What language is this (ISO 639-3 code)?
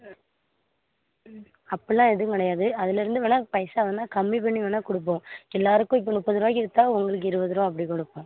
tam